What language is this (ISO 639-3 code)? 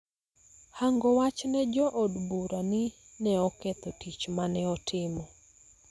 luo